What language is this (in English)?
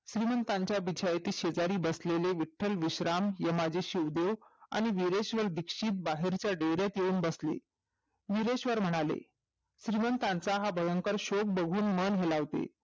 Marathi